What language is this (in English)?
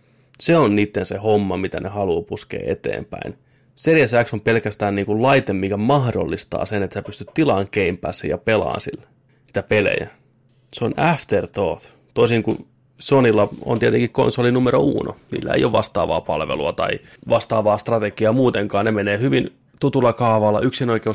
Finnish